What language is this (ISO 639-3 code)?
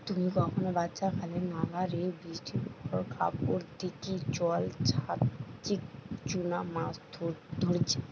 ben